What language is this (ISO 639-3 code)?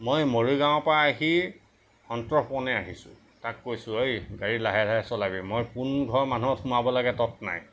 asm